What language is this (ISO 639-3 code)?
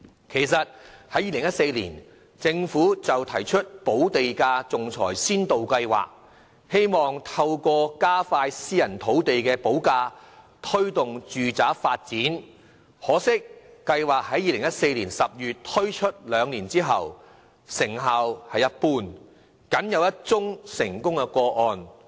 yue